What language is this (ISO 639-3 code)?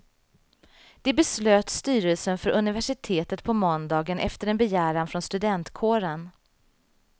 swe